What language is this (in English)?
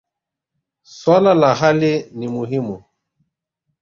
Swahili